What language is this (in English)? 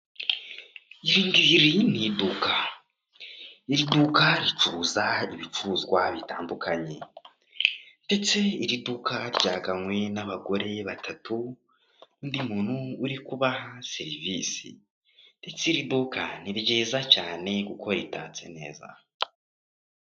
Kinyarwanda